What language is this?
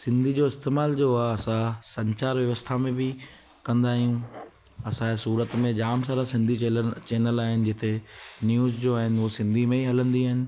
Sindhi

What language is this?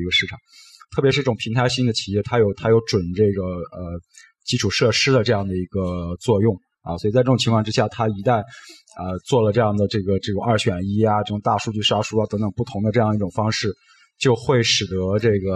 Chinese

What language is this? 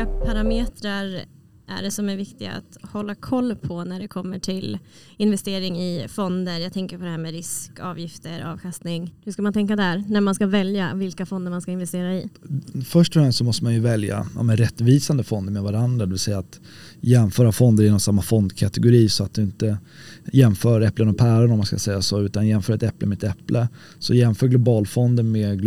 Swedish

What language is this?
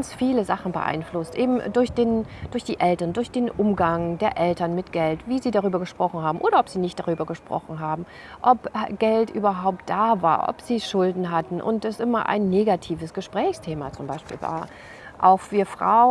German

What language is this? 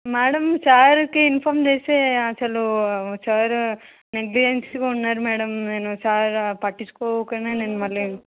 Telugu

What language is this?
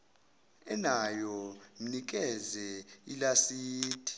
Zulu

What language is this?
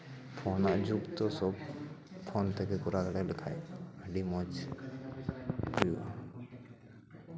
Santali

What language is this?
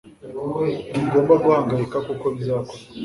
Kinyarwanda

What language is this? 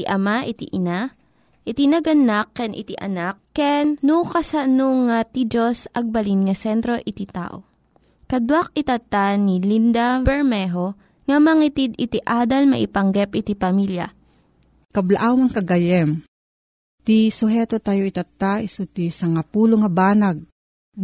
Filipino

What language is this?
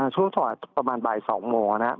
Thai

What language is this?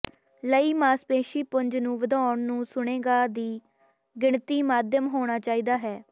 Punjabi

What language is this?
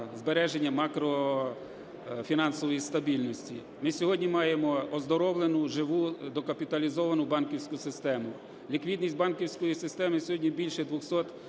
Ukrainian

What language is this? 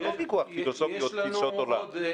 Hebrew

